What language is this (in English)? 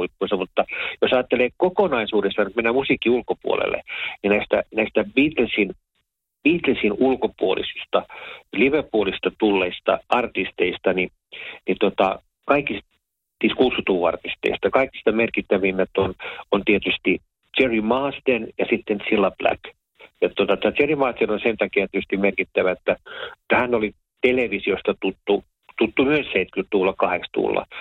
Finnish